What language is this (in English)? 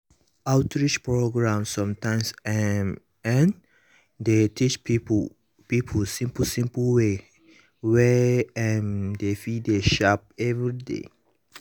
Nigerian Pidgin